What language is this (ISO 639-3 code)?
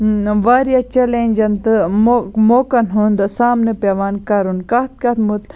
kas